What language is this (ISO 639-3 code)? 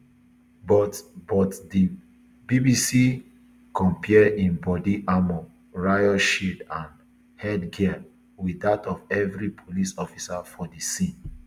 pcm